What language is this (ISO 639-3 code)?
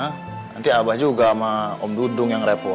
ind